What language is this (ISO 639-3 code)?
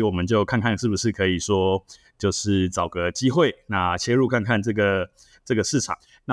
zho